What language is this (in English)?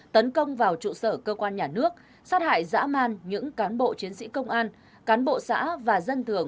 Vietnamese